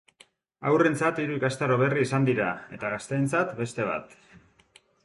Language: Basque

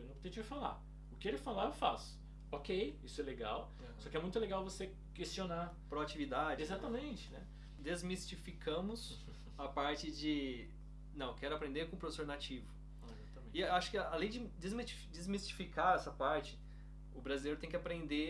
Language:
Portuguese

